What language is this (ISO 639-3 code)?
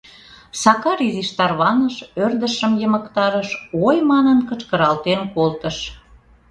chm